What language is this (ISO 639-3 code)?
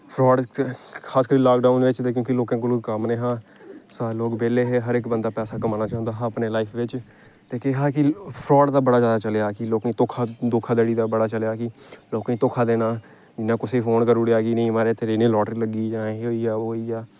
doi